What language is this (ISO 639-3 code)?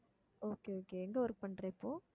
tam